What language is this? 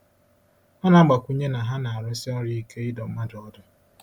Igbo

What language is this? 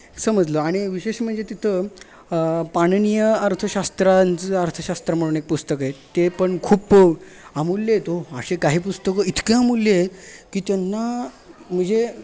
Marathi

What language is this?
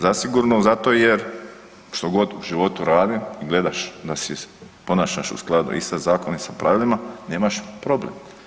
Croatian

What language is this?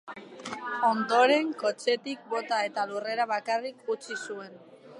Basque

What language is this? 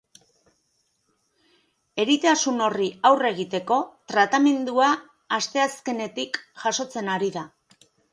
Basque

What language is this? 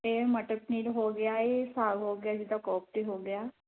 Punjabi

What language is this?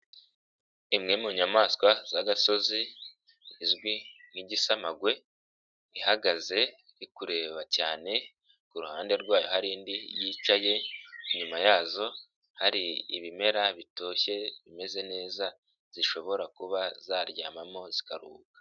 Kinyarwanda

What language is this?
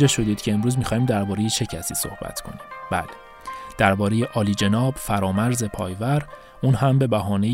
Persian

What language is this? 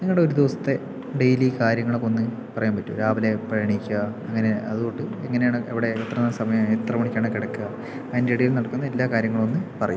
Malayalam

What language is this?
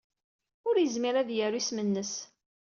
Kabyle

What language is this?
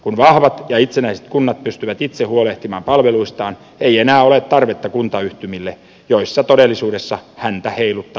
Finnish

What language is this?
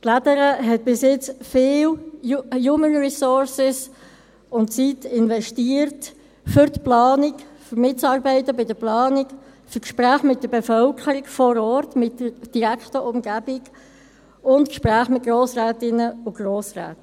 Swiss German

